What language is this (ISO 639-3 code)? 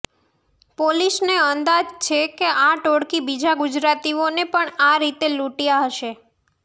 guj